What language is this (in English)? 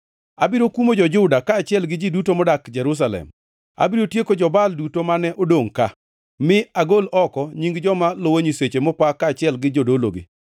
Luo (Kenya and Tanzania)